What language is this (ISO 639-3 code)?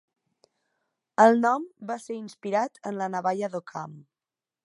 cat